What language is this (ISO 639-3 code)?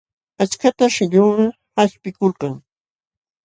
qxw